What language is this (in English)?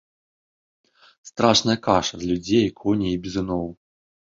Belarusian